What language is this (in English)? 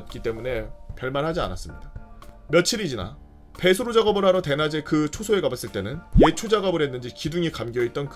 Korean